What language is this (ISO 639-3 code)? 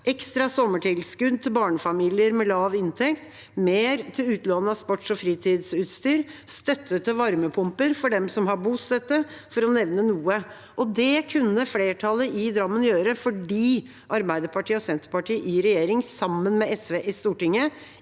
nor